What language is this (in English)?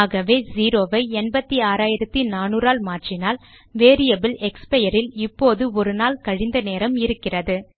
Tamil